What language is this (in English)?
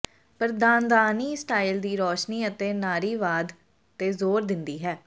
Punjabi